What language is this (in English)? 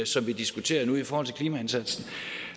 Danish